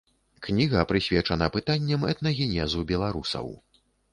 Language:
Belarusian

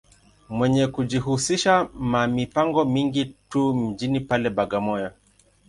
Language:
Swahili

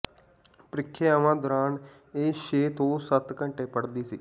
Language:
Punjabi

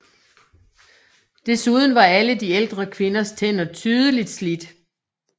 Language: Danish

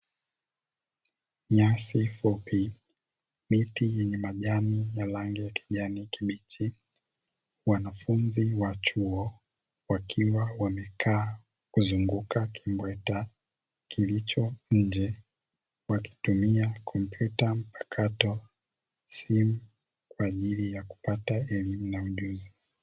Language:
Swahili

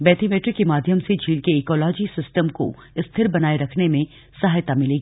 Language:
Hindi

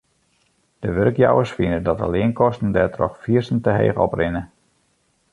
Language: Western Frisian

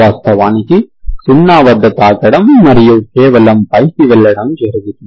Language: Telugu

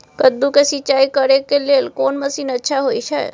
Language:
Maithili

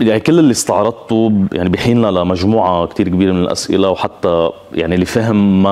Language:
Arabic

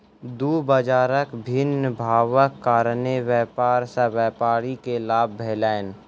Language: Maithili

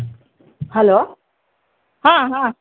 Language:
Kannada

